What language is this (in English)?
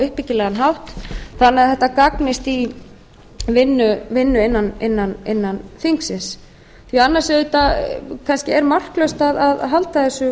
Icelandic